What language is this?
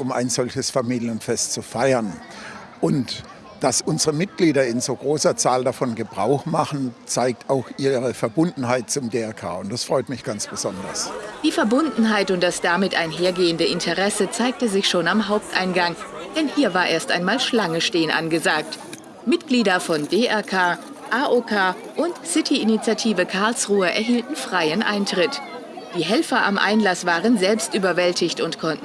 German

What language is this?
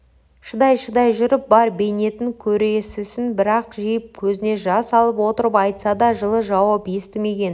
Kazakh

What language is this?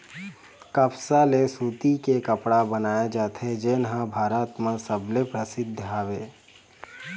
Chhattisgarhi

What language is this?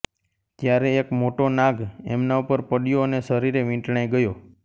Gujarati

